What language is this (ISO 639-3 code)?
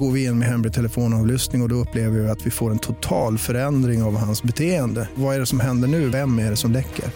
swe